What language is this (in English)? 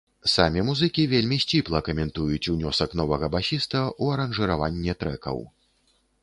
Belarusian